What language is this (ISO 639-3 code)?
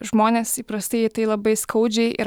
lit